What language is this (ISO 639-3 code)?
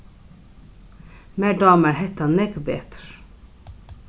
fao